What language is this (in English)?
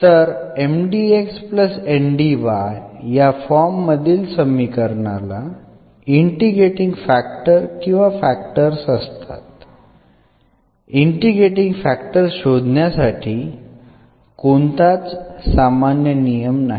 Marathi